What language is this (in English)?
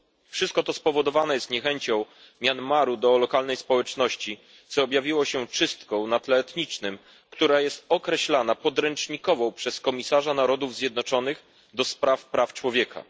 Polish